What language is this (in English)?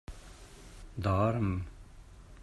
Catalan